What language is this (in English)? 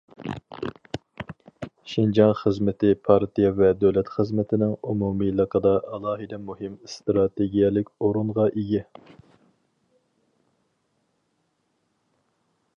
Uyghur